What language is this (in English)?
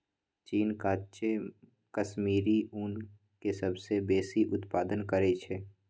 Magahi